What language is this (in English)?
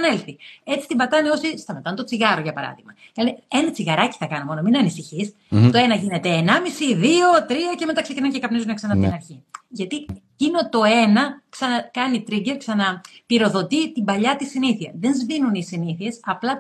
Greek